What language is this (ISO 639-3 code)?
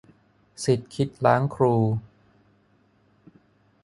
tha